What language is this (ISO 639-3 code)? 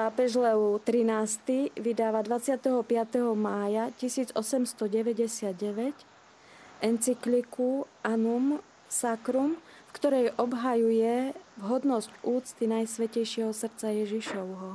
slk